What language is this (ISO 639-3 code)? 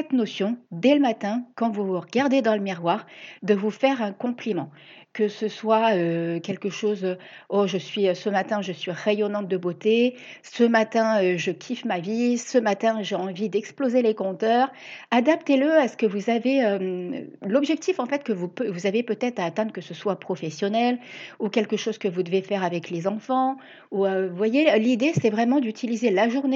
fra